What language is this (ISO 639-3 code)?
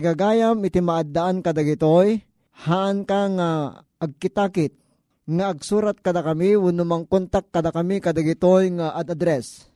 fil